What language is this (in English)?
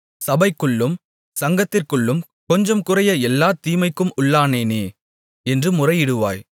Tamil